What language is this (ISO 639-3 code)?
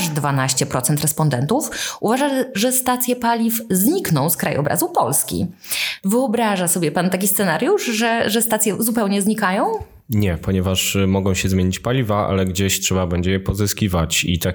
pol